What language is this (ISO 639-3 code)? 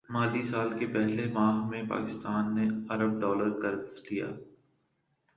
urd